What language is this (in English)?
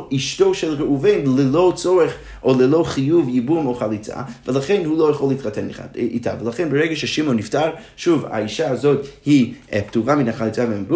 Hebrew